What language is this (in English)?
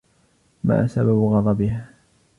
Arabic